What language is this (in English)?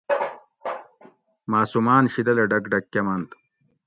Gawri